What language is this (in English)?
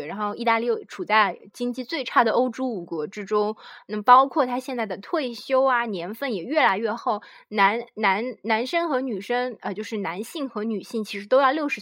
Chinese